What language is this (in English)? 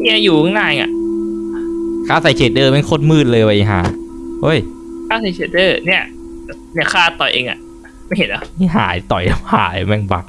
Thai